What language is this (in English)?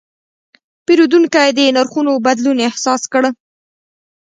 Pashto